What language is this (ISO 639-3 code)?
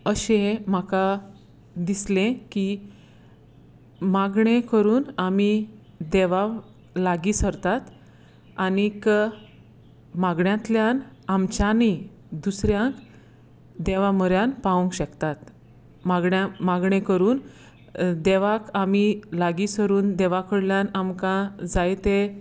kok